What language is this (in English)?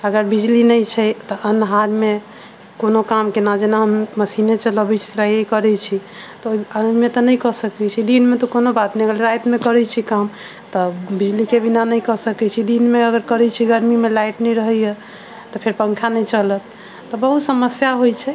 Maithili